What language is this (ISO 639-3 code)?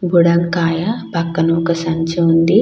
tel